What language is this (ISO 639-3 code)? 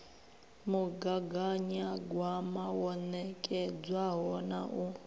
ven